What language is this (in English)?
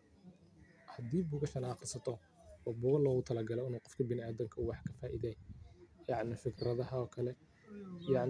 Somali